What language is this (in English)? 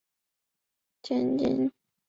Chinese